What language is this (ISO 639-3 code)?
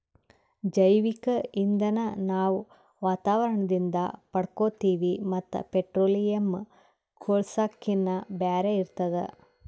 kan